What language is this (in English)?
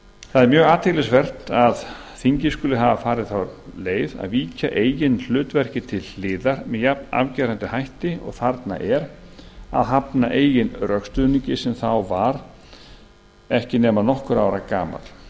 Icelandic